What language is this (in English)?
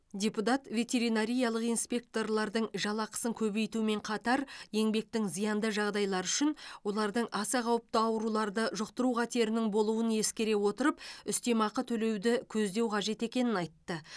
Kazakh